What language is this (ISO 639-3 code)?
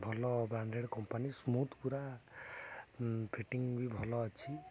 ori